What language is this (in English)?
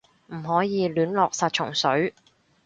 Cantonese